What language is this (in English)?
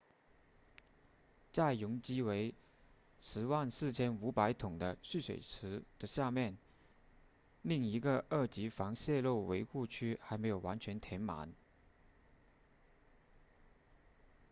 Chinese